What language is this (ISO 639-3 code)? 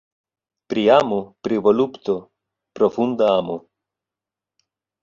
epo